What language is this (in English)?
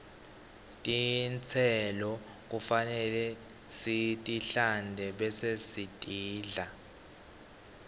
Swati